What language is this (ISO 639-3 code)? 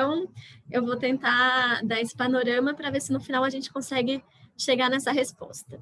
por